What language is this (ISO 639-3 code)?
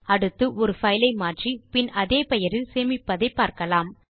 tam